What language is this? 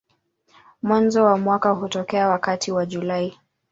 Swahili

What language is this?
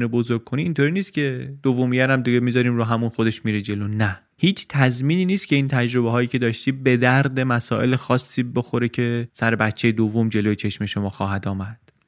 Persian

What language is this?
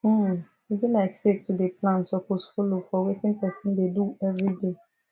Nigerian Pidgin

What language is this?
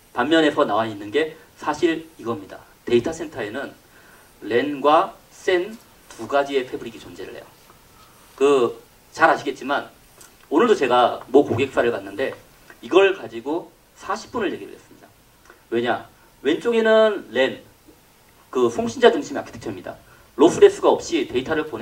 Korean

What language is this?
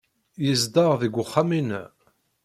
Kabyle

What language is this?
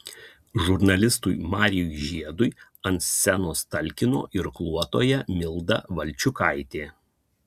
Lithuanian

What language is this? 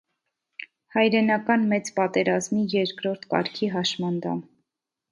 Armenian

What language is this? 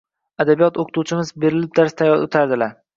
Uzbek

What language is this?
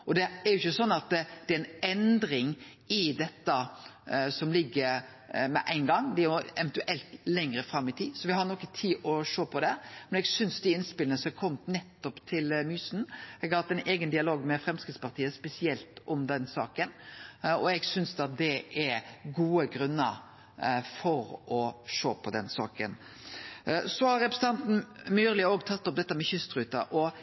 Norwegian Nynorsk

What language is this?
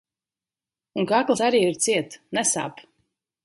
Latvian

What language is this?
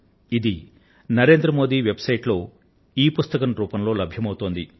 Telugu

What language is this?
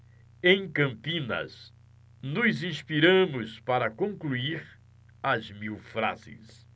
Portuguese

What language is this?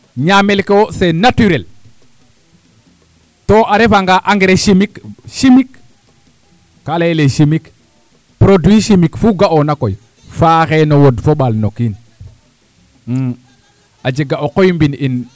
Serer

